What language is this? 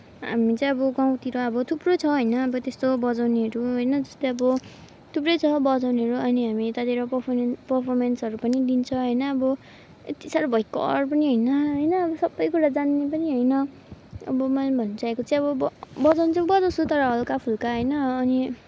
Nepali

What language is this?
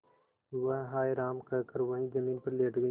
Hindi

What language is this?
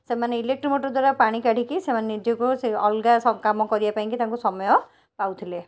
Odia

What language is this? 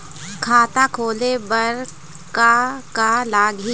Chhattisgarhi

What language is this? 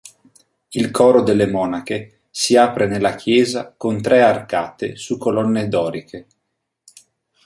Italian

